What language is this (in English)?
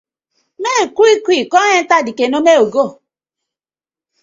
Nigerian Pidgin